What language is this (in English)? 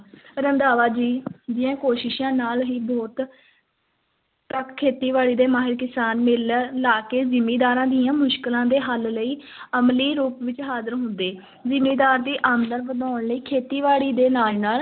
Punjabi